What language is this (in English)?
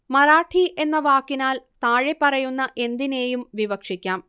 Malayalam